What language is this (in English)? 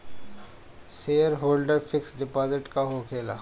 Bhojpuri